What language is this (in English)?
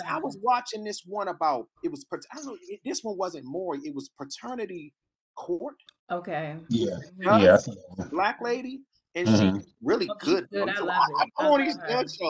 English